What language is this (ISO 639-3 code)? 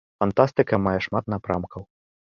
bel